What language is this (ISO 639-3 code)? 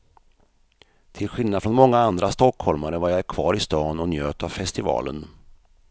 swe